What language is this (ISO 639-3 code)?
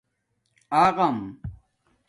dmk